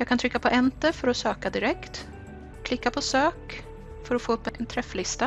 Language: Swedish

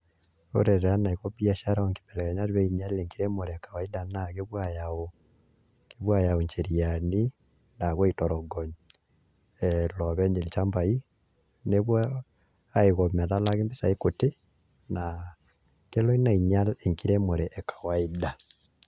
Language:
Masai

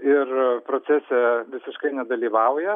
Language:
Lithuanian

